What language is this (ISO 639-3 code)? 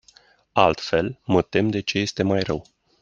ron